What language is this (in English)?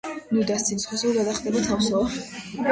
Georgian